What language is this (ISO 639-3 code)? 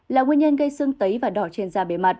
vie